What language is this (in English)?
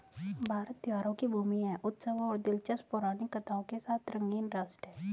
Hindi